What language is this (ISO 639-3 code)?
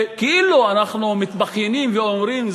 heb